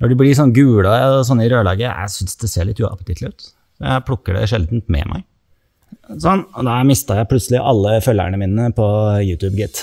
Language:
Norwegian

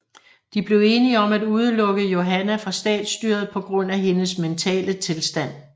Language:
Danish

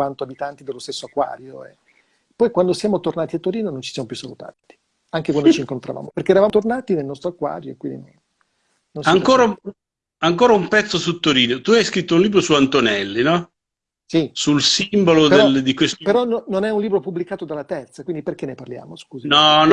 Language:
Italian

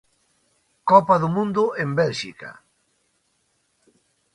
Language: Galician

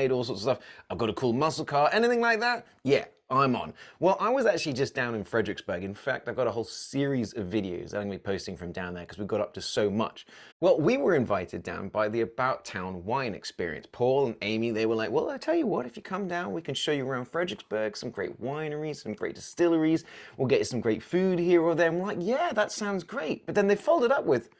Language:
English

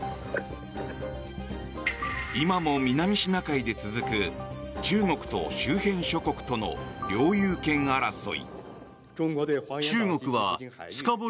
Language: Japanese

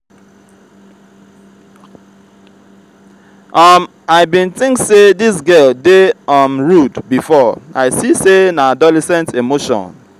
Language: Nigerian Pidgin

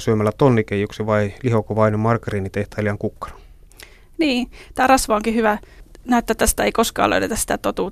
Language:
Finnish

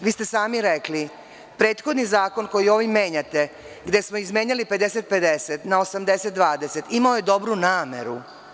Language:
Serbian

